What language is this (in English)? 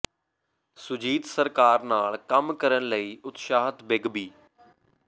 Punjabi